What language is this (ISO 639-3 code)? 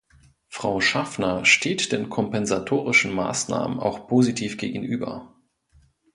deu